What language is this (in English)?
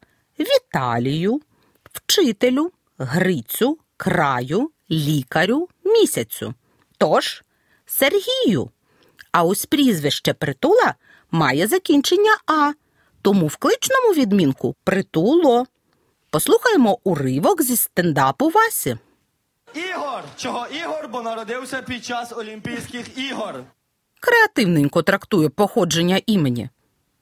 Ukrainian